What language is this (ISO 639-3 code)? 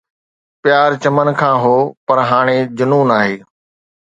snd